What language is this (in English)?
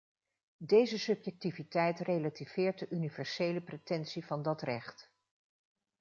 Dutch